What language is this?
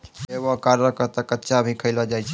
Maithili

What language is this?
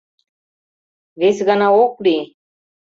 Mari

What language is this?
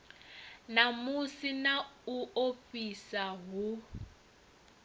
Venda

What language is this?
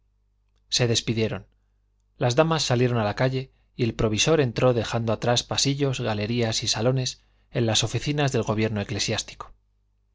Spanish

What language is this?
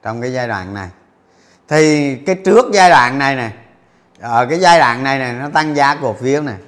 Vietnamese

